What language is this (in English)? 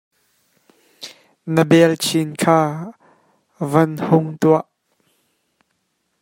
Hakha Chin